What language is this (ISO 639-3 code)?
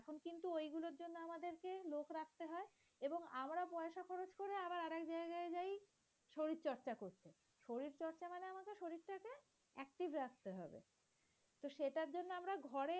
ben